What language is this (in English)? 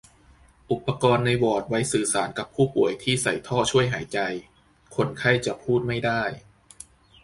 Thai